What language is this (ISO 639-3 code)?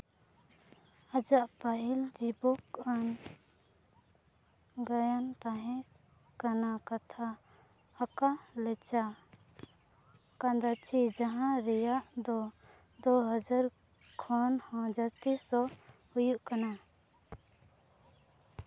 sat